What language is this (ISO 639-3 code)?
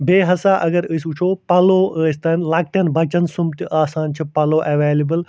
kas